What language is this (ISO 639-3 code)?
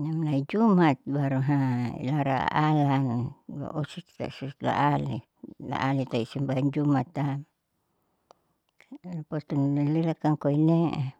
sau